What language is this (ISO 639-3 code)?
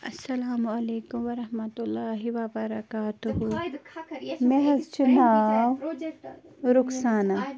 kas